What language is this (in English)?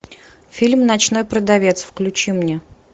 Russian